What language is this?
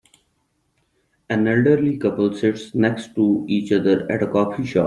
English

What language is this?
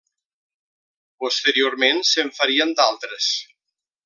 Catalan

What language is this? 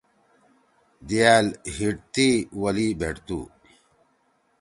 Torwali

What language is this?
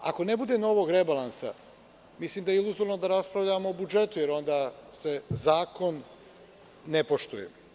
Serbian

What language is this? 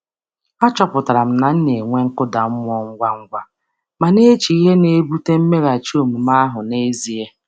Igbo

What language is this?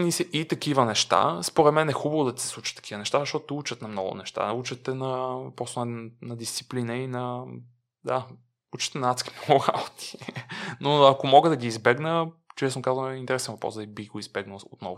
Bulgarian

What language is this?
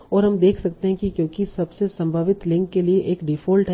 Hindi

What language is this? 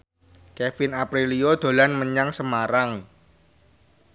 Javanese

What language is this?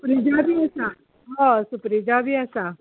Konkani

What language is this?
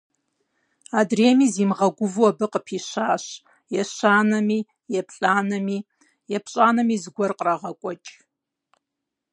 Kabardian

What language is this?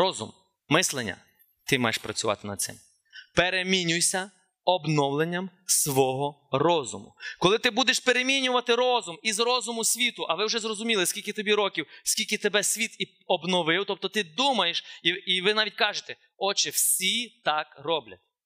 Ukrainian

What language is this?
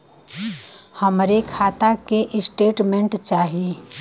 Bhojpuri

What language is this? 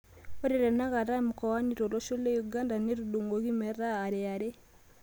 Masai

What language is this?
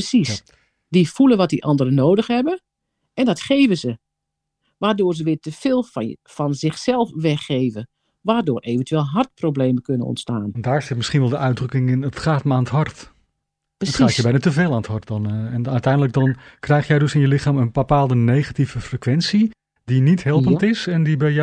Dutch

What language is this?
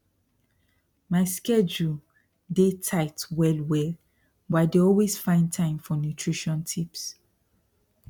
Nigerian Pidgin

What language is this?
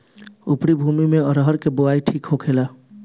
Bhojpuri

